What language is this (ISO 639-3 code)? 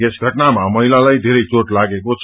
nep